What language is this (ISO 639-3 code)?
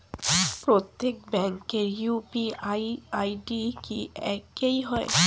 ben